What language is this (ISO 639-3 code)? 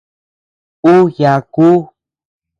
cux